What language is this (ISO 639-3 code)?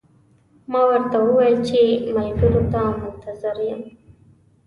pus